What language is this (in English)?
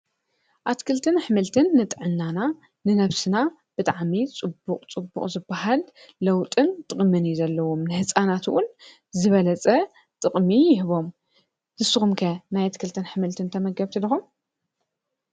Tigrinya